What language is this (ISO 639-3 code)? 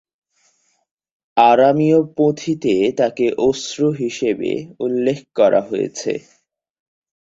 ben